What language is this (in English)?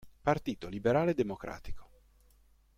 Italian